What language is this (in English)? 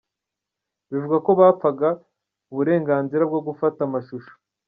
Kinyarwanda